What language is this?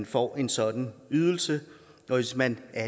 Danish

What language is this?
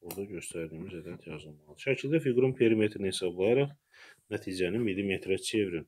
Turkish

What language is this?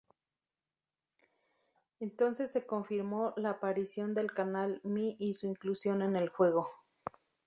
Spanish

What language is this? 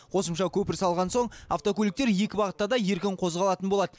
Kazakh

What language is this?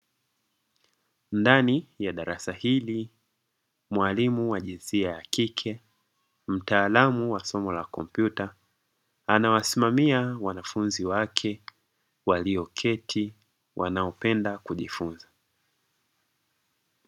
Swahili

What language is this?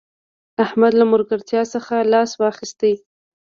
Pashto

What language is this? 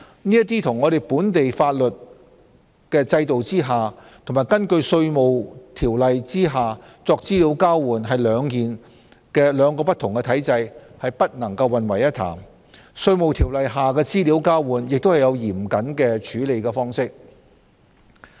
Cantonese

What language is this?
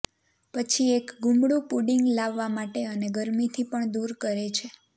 Gujarati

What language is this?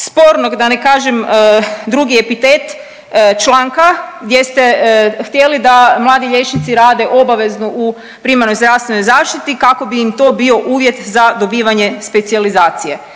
Croatian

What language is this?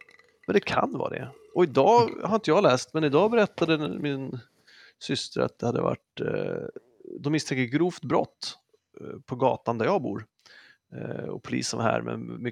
Swedish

